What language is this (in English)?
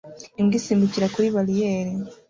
Kinyarwanda